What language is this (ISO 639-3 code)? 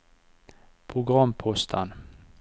nor